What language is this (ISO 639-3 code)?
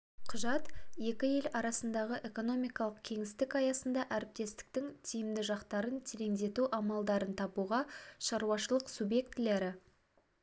kaz